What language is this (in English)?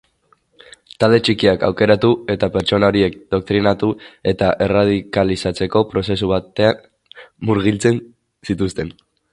Basque